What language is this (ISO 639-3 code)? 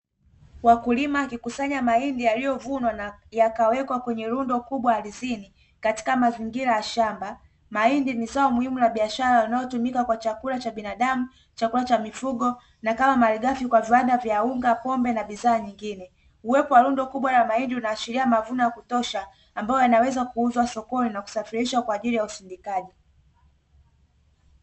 swa